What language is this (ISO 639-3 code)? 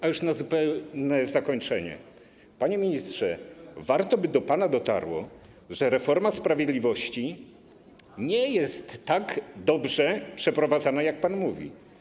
pol